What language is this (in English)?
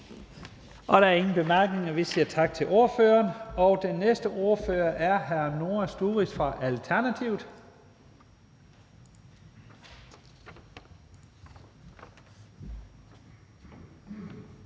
Danish